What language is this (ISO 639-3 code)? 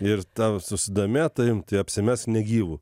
lit